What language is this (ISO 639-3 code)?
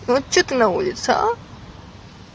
rus